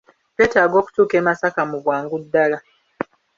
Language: Ganda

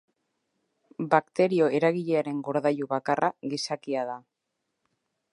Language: Basque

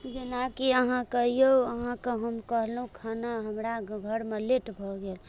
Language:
Maithili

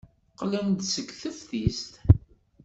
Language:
Kabyle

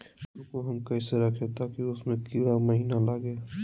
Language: Magahi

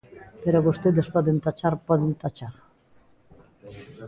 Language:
Galician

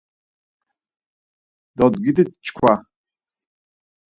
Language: Laz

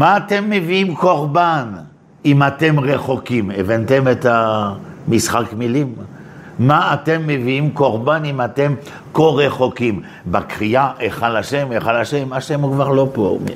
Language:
Hebrew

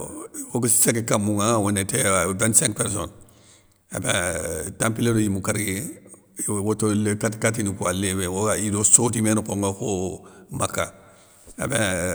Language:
Soninke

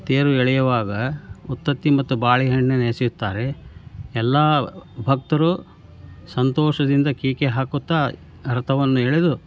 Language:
Kannada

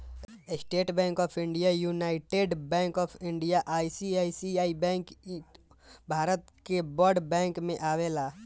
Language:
Bhojpuri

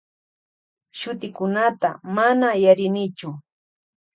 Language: Loja Highland Quichua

